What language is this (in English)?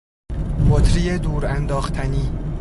Persian